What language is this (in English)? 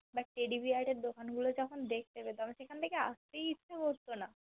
Bangla